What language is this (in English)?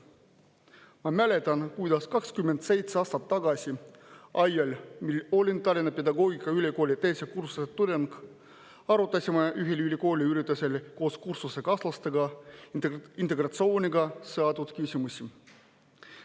Estonian